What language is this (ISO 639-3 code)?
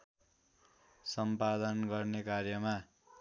nep